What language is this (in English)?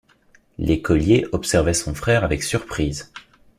French